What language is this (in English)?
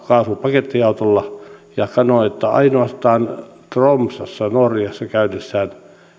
Finnish